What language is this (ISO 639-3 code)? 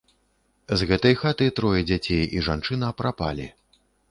bel